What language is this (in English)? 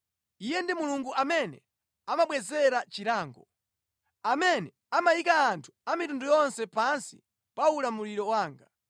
Nyanja